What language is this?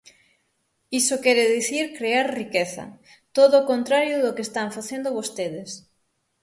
Galician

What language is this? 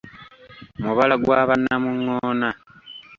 Ganda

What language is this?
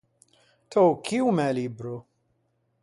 Ligurian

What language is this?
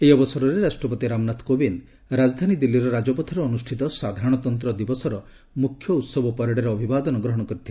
Odia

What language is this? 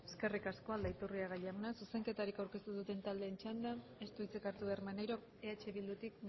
Basque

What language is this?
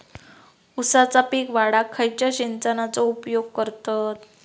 Marathi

